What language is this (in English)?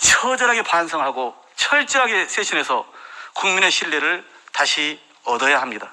Korean